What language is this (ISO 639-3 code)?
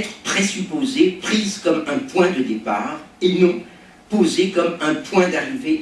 fra